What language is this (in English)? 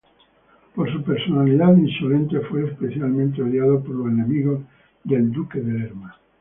Spanish